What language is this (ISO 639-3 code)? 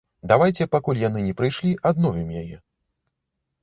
bel